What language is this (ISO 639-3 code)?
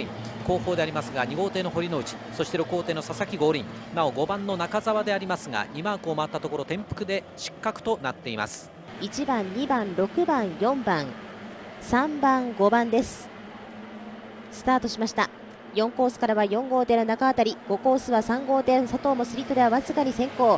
jpn